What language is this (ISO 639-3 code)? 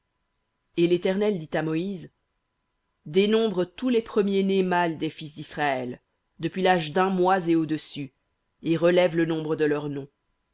fra